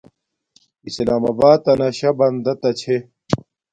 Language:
Domaaki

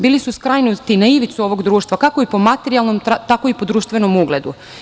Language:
Serbian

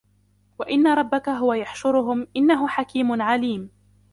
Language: Arabic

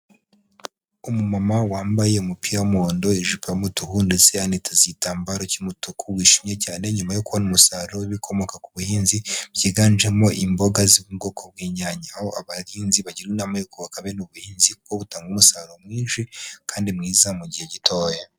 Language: Kinyarwanda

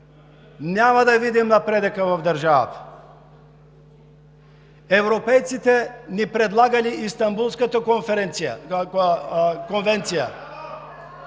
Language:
Bulgarian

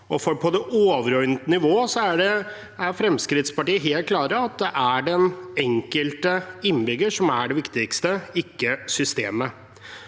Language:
Norwegian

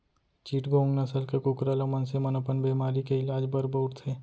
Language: Chhattisgarhi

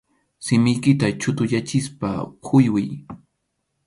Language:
Arequipa-La Unión Quechua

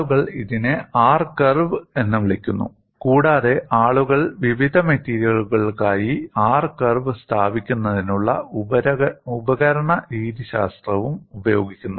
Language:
Malayalam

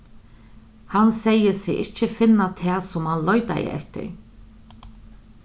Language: Faroese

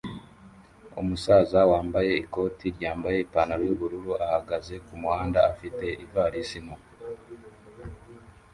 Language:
Kinyarwanda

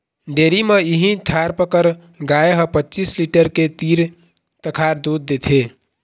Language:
Chhattisgarhi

